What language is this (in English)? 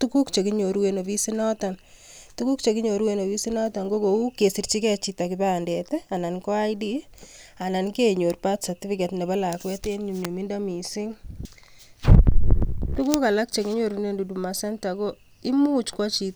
Kalenjin